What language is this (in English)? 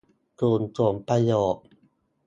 Thai